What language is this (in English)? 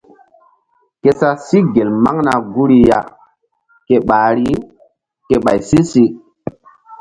Mbum